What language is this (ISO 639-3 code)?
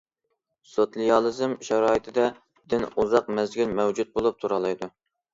uig